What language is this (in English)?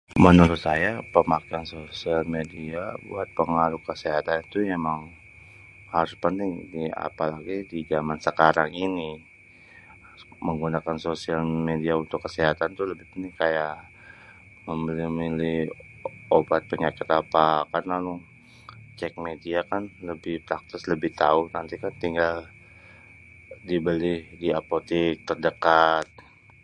Betawi